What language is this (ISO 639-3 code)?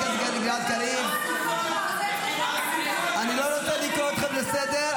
heb